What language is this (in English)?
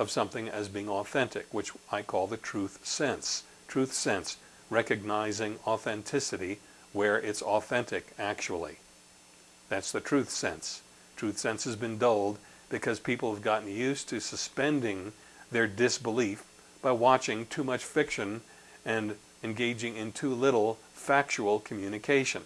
English